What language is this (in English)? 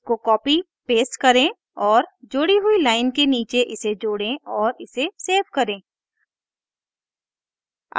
Hindi